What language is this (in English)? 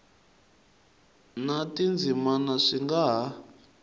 Tsonga